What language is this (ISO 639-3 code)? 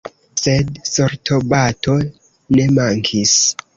epo